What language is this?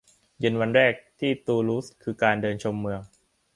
Thai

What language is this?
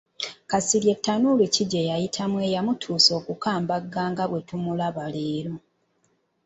Ganda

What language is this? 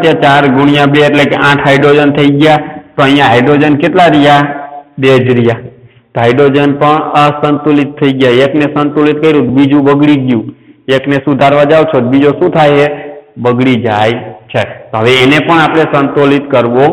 Hindi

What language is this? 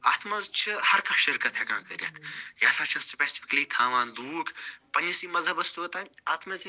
Kashmiri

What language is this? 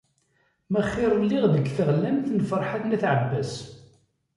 Kabyle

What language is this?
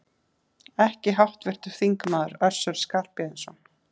Icelandic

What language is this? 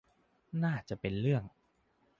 Thai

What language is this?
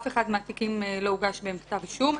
Hebrew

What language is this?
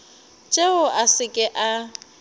Northern Sotho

